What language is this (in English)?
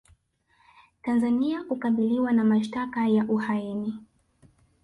Swahili